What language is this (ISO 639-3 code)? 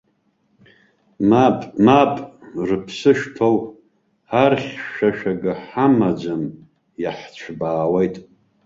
abk